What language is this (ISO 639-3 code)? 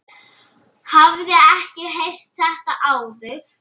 isl